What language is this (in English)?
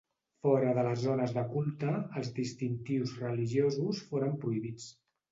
Catalan